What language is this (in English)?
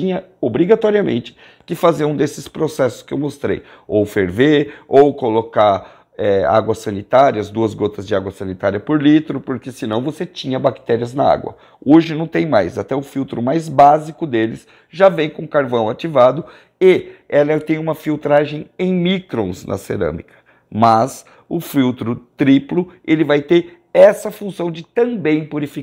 Portuguese